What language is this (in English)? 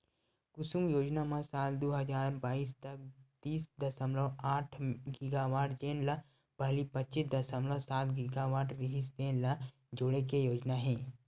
Chhattisgarhi